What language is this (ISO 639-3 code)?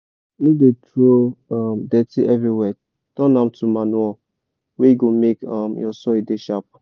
pcm